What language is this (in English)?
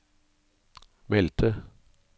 Norwegian